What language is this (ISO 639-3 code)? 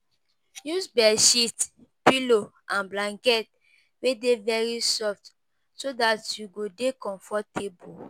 pcm